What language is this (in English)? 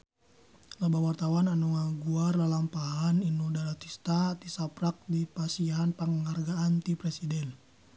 Sundanese